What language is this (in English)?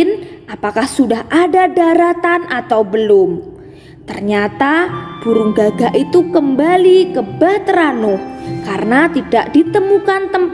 Indonesian